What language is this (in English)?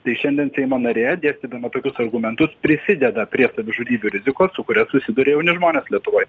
Lithuanian